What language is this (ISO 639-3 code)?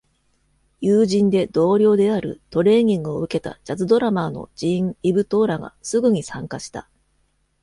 jpn